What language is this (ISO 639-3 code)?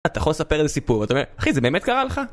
heb